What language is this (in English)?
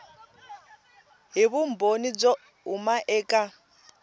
Tsonga